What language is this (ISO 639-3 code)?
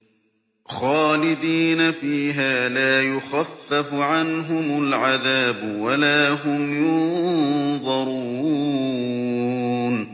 ara